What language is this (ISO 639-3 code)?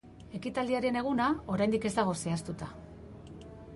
eus